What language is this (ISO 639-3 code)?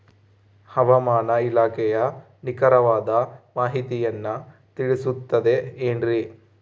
kan